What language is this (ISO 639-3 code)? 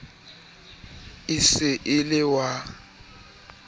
sot